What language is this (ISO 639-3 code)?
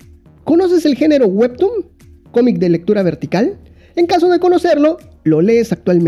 spa